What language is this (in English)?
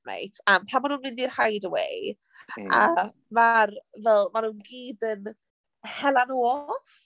Welsh